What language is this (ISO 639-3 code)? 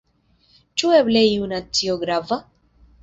epo